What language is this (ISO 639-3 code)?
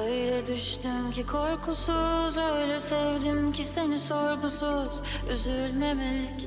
tur